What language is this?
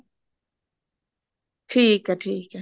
Punjabi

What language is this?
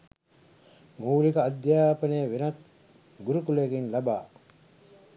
Sinhala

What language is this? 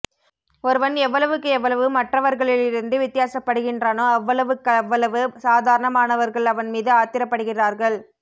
Tamil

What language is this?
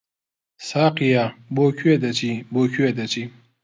Central Kurdish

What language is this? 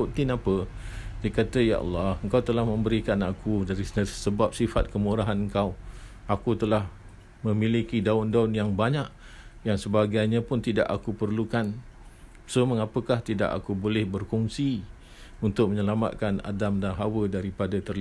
Malay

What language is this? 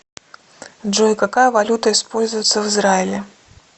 Russian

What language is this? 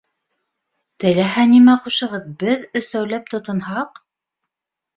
Bashkir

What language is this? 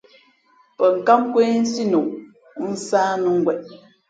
Fe'fe'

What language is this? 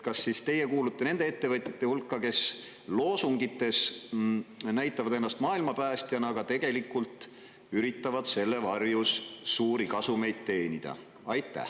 Estonian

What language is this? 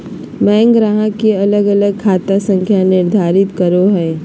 Magahi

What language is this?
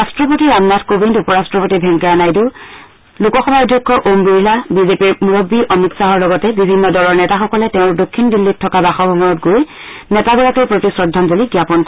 Assamese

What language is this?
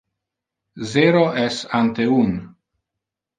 Interlingua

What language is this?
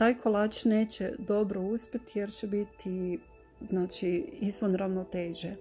Croatian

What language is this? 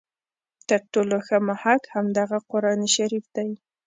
Pashto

